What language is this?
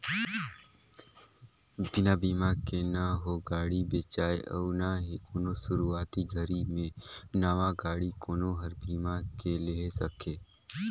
Chhattisgarhi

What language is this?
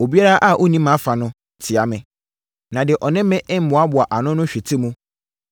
Akan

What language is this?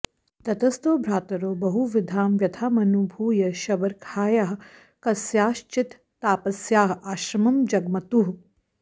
Sanskrit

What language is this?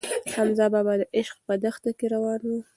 Pashto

